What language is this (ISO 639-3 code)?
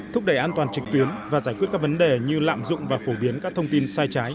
vie